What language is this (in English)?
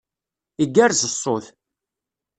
Kabyle